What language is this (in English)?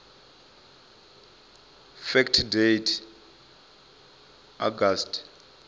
Venda